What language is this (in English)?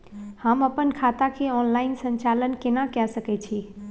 Maithili